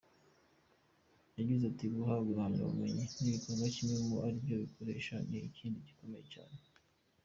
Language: Kinyarwanda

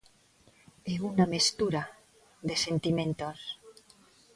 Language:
Galician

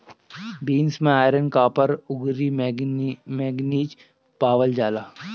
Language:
Bhojpuri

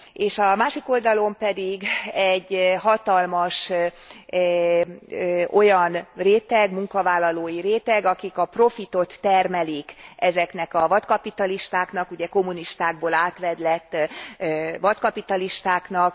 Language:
Hungarian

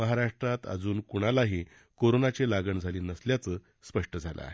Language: Marathi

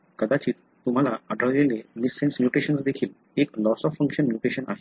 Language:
Marathi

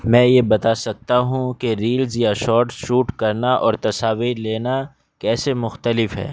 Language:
Urdu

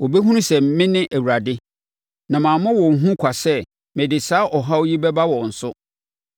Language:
Akan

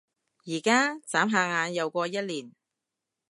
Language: Cantonese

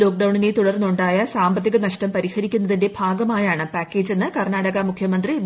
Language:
Malayalam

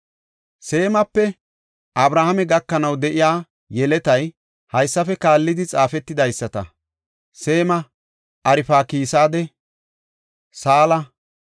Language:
Gofa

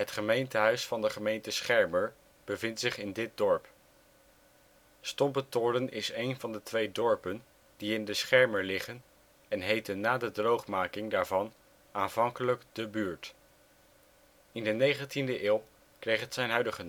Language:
Dutch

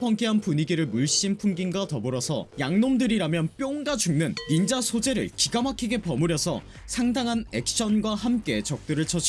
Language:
Korean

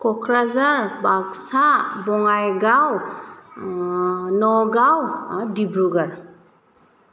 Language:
Bodo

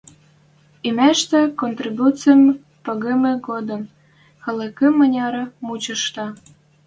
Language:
Western Mari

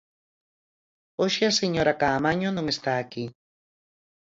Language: Galician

